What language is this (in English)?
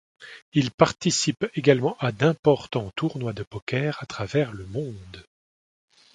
French